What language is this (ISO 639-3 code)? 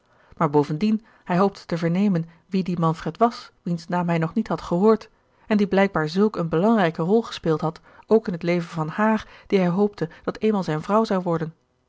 nld